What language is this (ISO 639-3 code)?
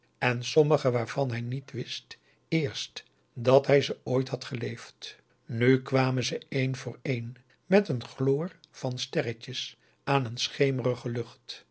nld